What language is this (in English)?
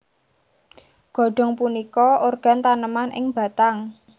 Javanese